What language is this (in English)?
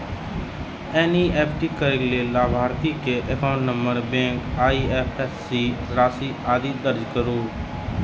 Maithili